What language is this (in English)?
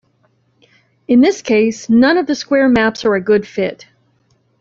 English